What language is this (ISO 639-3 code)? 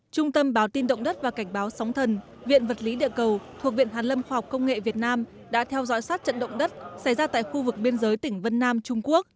vie